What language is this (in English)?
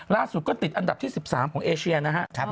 Thai